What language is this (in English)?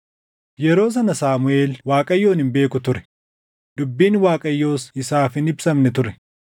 Oromo